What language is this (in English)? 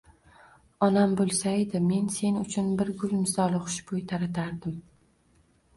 Uzbek